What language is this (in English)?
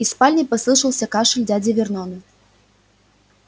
Russian